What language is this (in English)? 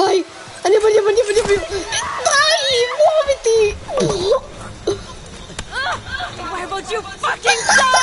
Italian